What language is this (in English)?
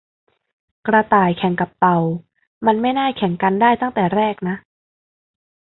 Thai